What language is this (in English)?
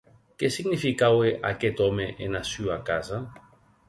Occitan